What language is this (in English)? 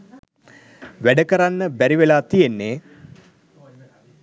Sinhala